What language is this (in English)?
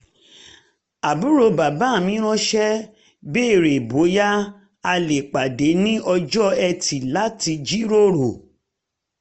Yoruba